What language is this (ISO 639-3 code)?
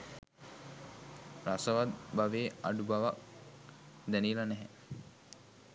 sin